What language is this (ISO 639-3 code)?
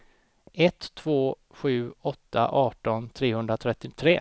swe